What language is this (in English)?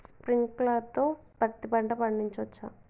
Telugu